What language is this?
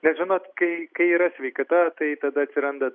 Lithuanian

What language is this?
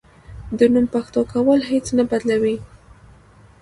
Pashto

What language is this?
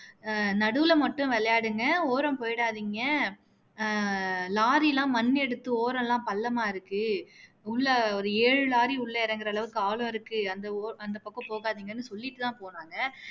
Tamil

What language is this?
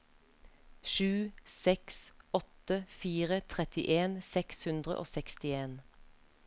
Norwegian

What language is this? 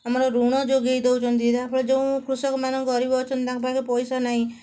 Odia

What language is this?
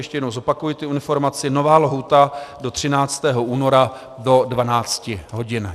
Czech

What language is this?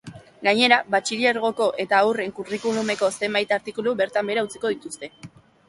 Basque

